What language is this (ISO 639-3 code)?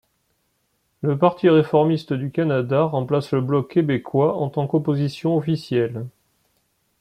fra